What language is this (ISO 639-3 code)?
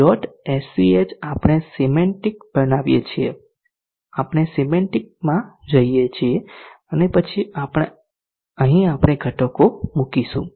guj